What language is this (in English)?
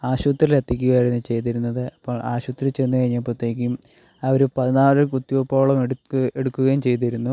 Malayalam